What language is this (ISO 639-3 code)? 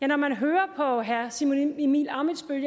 dan